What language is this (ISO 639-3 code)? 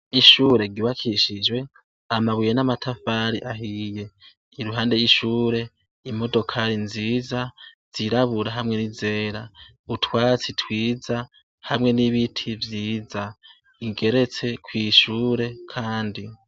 run